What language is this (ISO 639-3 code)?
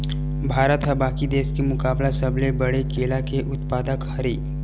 hne